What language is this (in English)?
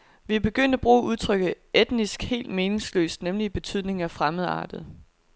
Danish